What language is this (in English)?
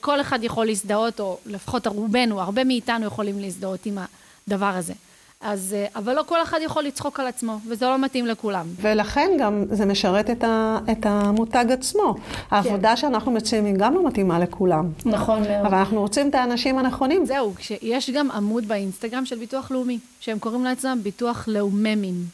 Hebrew